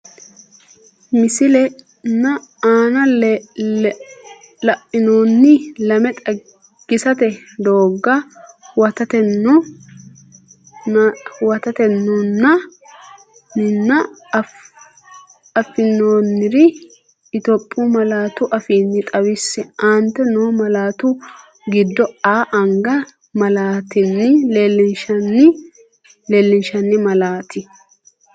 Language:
Sidamo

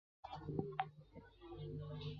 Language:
Chinese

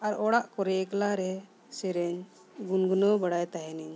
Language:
Santali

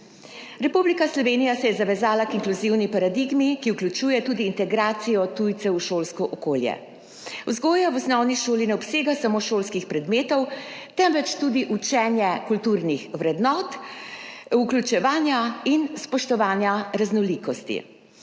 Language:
Slovenian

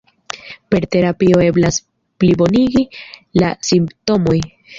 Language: Esperanto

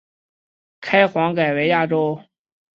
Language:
Chinese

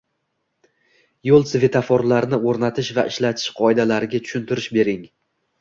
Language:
Uzbek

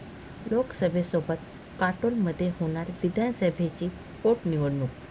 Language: Marathi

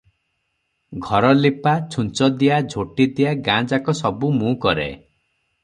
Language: Odia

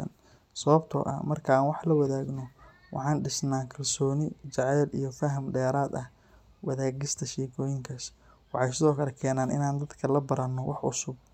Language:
Somali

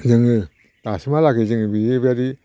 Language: Bodo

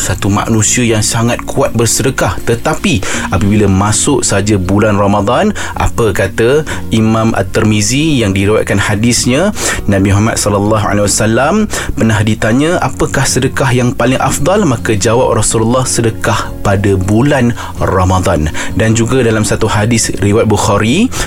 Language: Malay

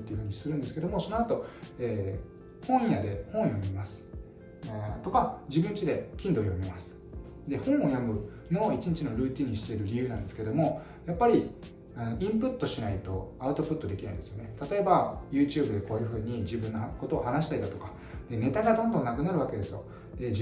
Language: Japanese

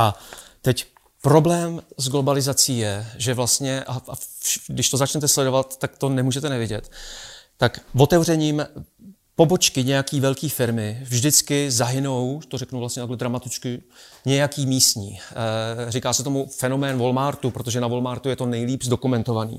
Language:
Czech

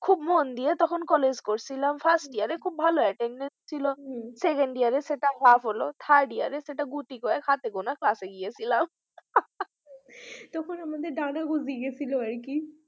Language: Bangla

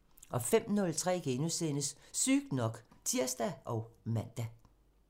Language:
Danish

